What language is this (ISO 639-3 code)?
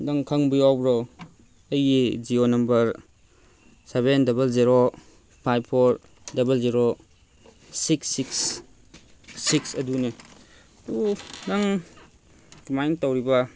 mni